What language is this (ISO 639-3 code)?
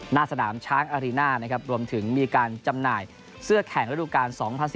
tha